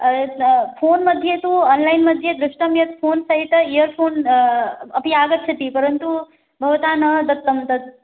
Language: Sanskrit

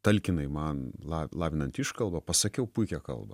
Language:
Lithuanian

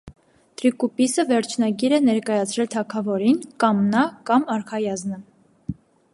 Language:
Armenian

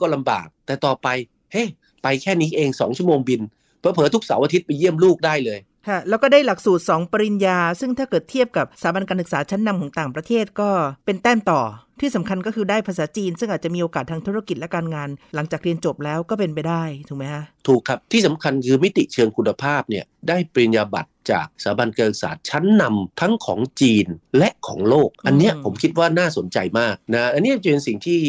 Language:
Thai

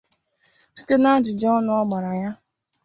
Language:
Igbo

